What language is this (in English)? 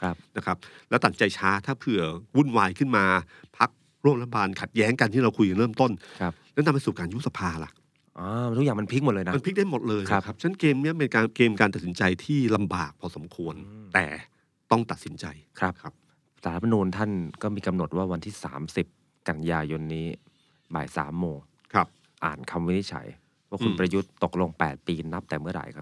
Thai